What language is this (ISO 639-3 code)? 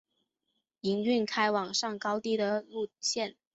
zho